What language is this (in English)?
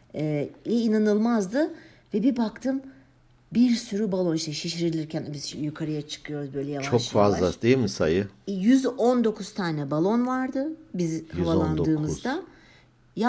Turkish